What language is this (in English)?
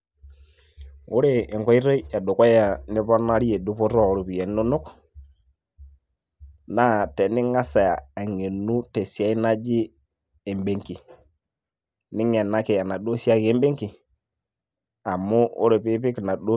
Masai